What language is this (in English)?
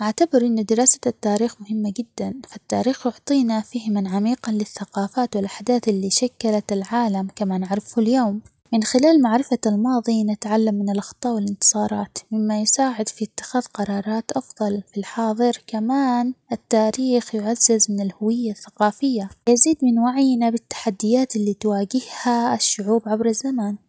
Omani Arabic